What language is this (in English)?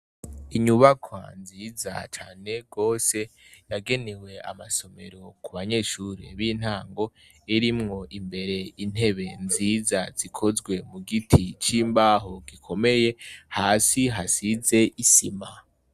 Rundi